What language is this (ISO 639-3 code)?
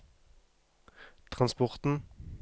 nor